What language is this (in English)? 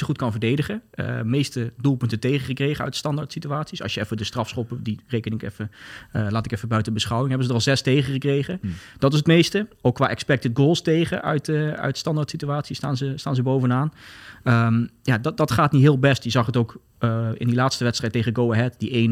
Dutch